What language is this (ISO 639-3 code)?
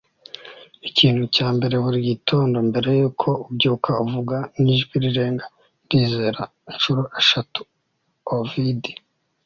kin